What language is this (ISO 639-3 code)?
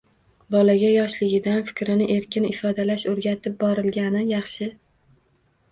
uzb